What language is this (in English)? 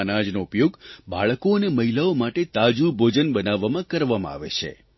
Gujarati